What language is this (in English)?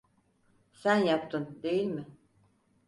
Turkish